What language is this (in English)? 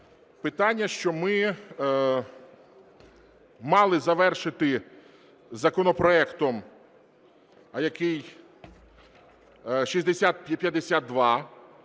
Ukrainian